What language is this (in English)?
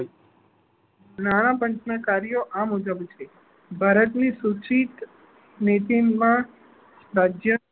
Gujarati